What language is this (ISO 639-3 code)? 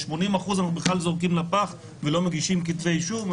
heb